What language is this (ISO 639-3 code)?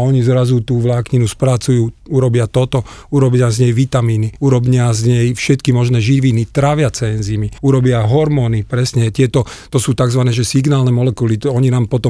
slk